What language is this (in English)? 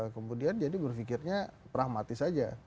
Indonesian